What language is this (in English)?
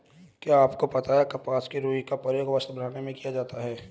Hindi